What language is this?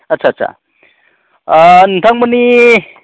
Bodo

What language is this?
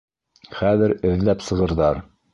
Bashkir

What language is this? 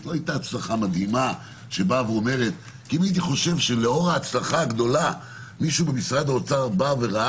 Hebrew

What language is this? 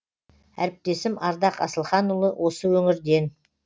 Kazakh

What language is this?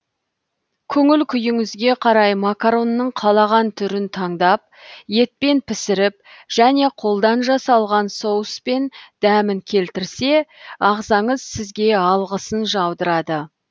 Kazakh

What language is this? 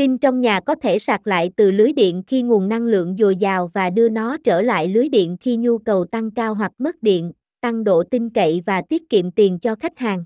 Vietnamese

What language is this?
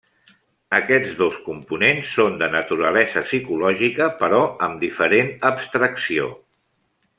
Catalan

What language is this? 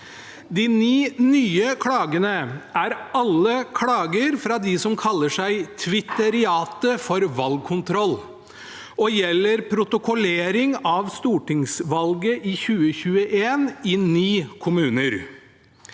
Norwegian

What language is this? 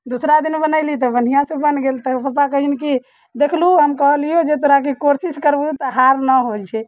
Maithili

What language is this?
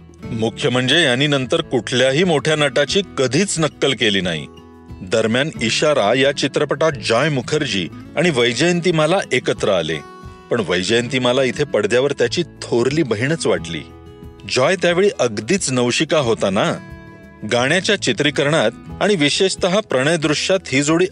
Marathi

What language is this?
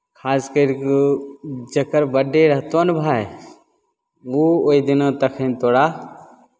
Maithili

